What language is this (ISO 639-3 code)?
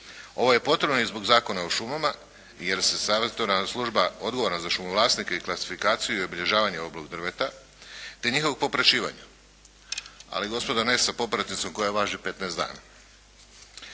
hrv